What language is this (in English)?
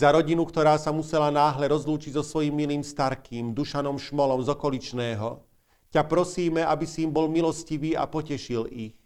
Slovak